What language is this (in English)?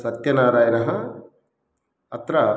Sanskrit